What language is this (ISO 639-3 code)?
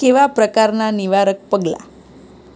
guj